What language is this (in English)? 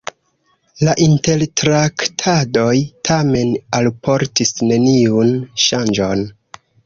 Esperanto